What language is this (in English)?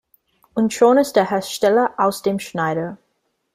German